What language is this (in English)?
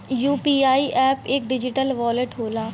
Bhojpuri